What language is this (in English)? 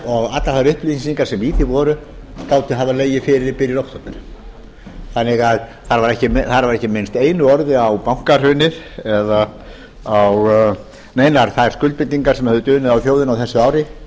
Icelandic